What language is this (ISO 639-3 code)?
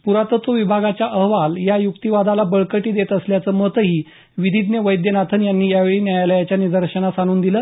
mar